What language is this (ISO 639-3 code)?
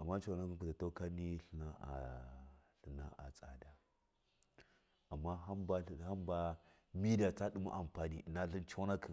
mkf